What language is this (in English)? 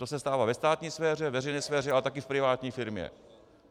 Czech